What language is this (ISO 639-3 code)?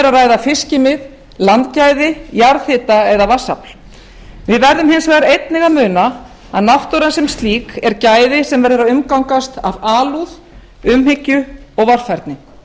isl